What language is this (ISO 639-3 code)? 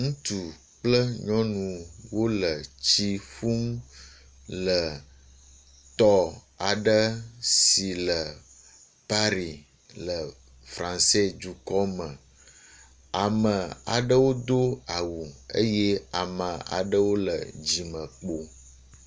ewe